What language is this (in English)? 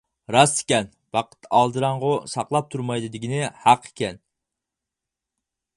Uyghur